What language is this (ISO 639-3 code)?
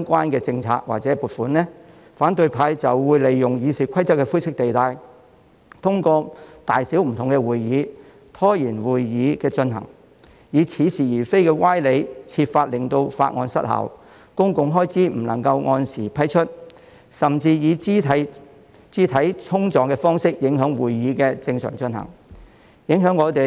yue